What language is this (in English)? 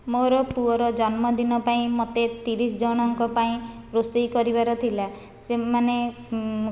Odia